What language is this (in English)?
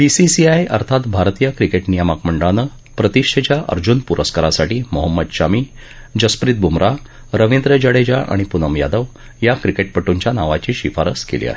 Marathi